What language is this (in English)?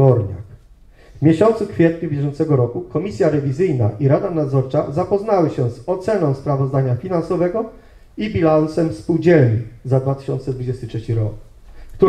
Polish